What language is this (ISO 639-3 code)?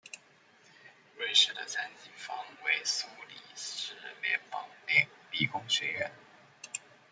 zho